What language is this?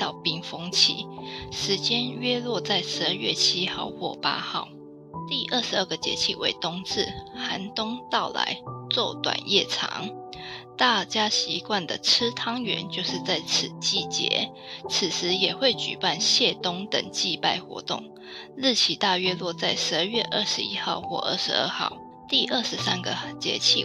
Chinese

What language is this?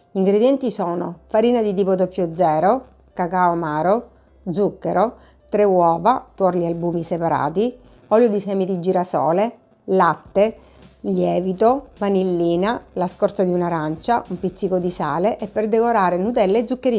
Italian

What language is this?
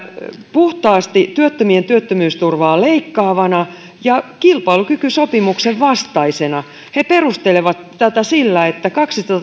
Finnish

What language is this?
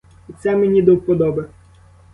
Ukrainian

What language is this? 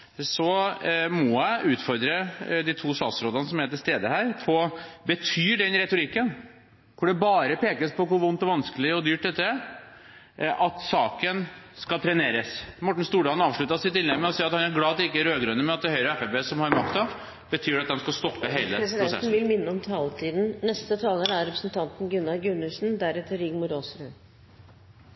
Norwegian Bokmål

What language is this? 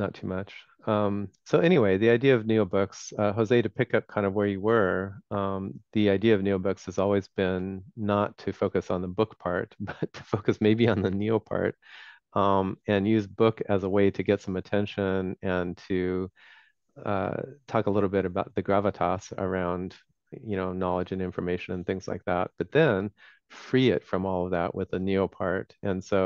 English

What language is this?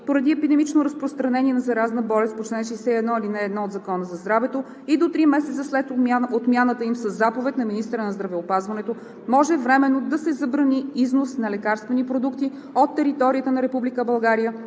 Bulgarian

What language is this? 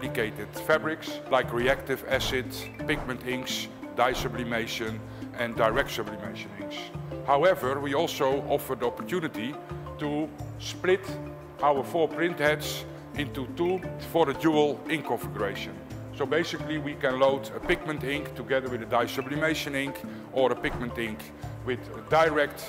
Dutch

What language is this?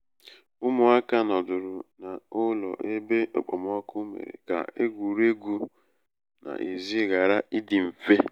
Igbo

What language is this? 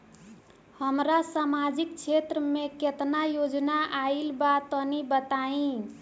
Bhojpuri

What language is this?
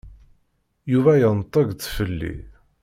Kabyle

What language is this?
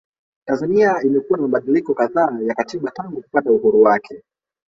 Swahili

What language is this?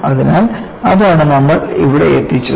Malayalam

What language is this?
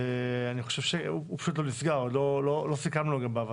Hebrew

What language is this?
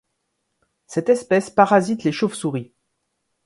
French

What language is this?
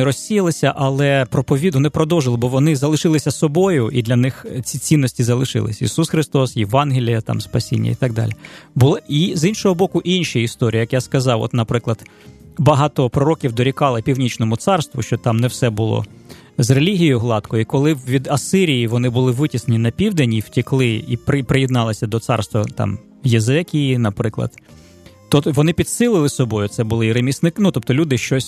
Ukrainian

